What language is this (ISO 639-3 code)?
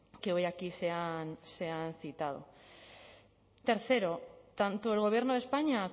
spa